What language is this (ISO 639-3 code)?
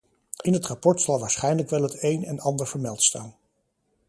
nld